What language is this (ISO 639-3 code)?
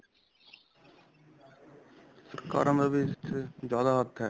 pan